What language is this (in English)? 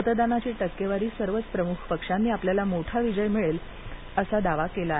Marathi